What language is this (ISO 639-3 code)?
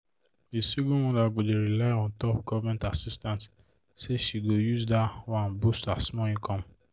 pcm